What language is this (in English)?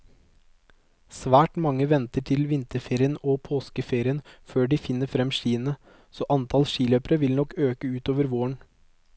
Norwegian